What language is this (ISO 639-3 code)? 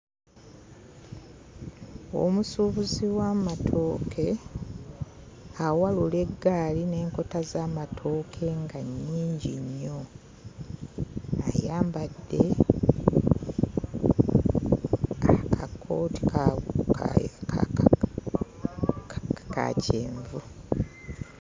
lug